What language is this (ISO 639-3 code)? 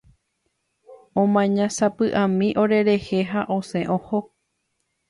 grn